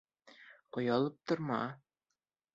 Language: Bashkir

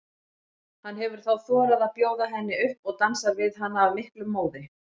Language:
Icelandic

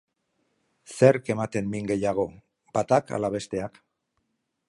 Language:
Basque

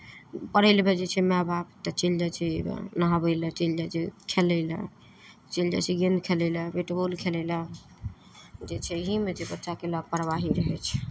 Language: Maithili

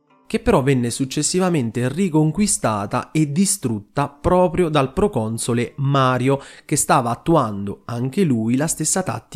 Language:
Italian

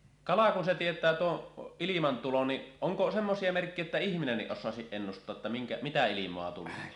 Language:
Finnish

